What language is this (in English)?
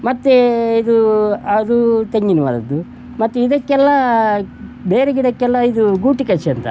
Kannada